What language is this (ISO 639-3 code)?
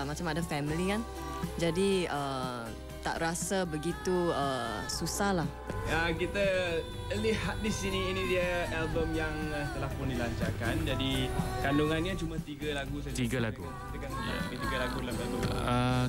msa